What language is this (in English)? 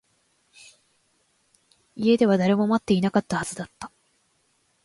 Japanese